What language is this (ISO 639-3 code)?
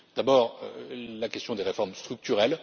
fra